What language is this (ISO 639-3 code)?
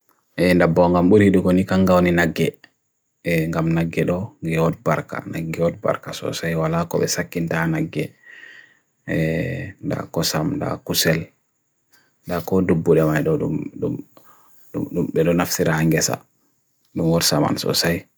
fui